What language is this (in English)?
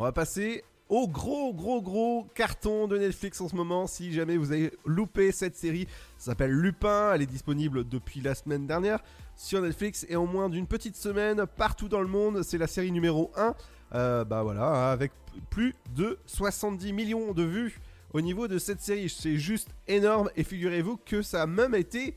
French